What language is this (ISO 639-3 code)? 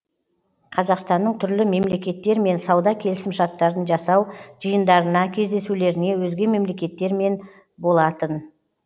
kaz